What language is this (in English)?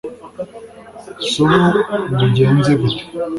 Kinyarwanda